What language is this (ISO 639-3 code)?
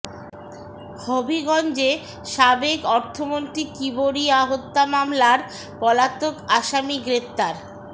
ben